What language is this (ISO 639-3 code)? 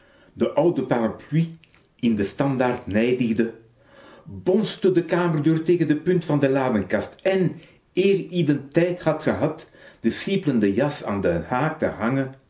nld